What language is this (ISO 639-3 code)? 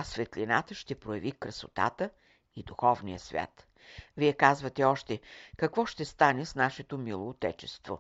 bul